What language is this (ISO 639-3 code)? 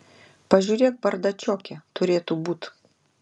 lit